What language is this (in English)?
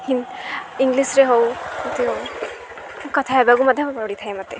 Odia